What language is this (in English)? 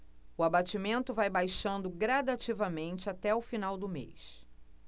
Portuguese